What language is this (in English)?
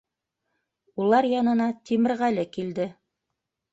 Bashkir